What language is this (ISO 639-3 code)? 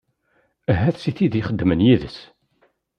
kab